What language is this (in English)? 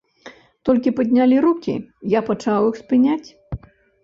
Belarusian